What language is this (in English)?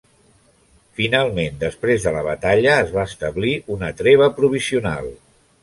Catalan